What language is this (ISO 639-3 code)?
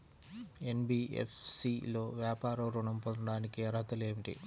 tel